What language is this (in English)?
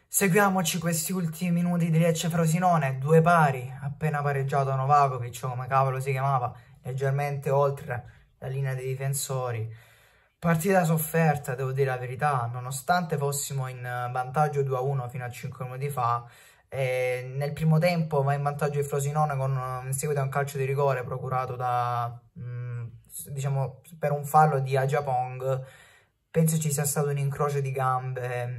Italian